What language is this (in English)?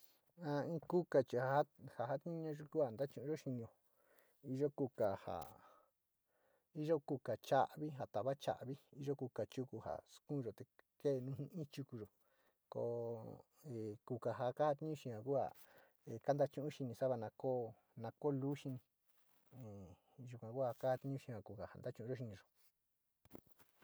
Sinicahua Mixtec